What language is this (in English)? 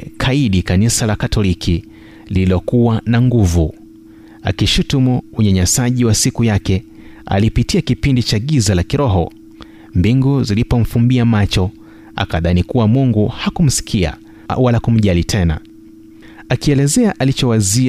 Swahili